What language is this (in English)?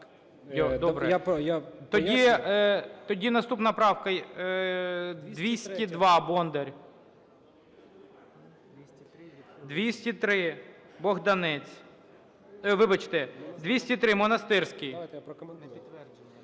Ukrainian